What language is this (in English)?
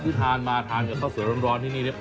Thai